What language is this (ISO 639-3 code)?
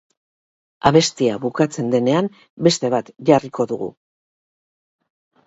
eus